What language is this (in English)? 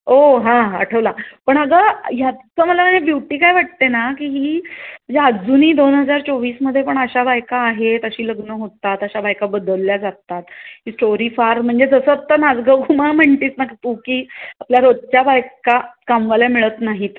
Marathi